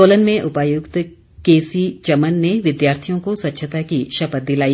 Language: Hindi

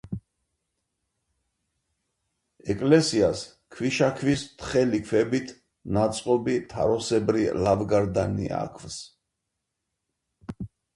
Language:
Georgian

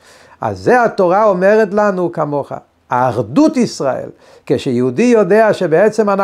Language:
Hebrew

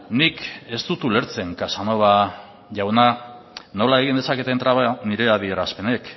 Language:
Basque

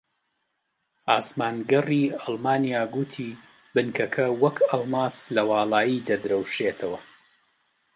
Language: Central Kurdish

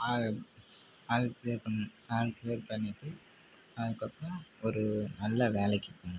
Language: Tamil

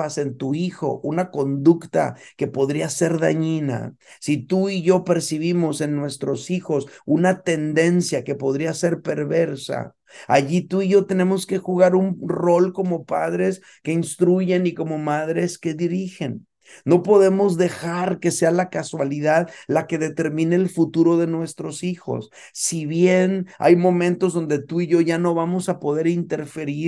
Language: Spanish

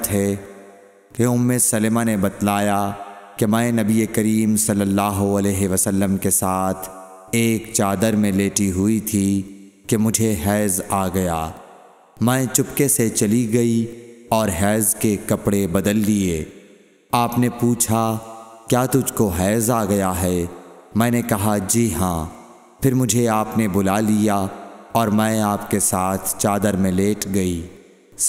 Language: Urdu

